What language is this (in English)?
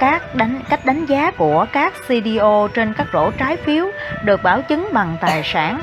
Vietnamese